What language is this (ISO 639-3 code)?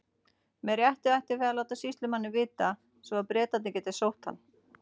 isl